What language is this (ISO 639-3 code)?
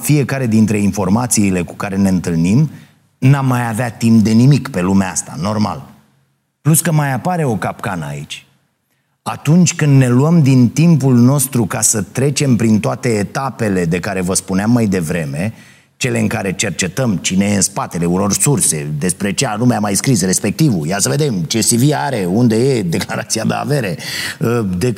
ron